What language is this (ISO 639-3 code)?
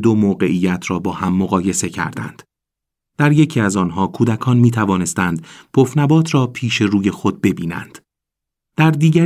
fas